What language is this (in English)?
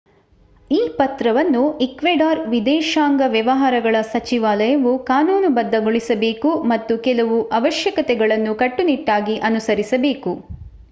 Kannada